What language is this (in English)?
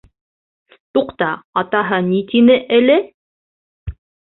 Bashkir